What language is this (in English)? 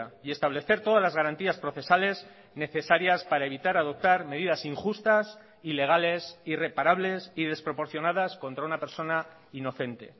Spanish